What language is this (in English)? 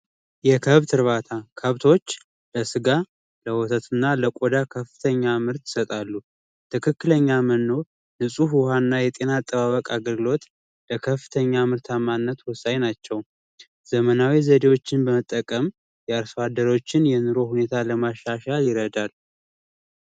Amharic